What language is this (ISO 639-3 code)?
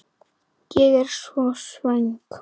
isl